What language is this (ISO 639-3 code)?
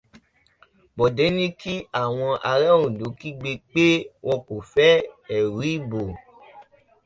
yor